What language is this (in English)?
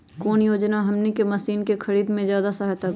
Magahi